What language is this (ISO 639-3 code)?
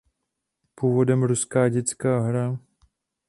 ces